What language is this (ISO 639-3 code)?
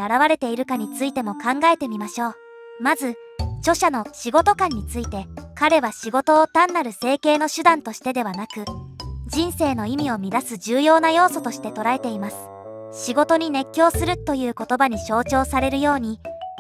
jpn